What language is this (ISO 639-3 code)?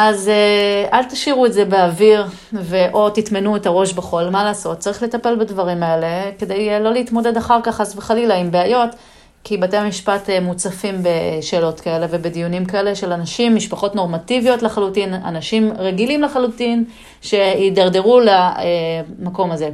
heb